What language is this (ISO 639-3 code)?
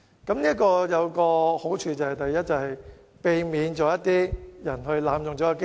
yue